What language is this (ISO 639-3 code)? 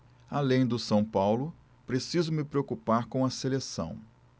por